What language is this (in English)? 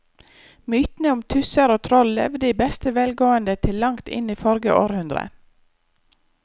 Norwegian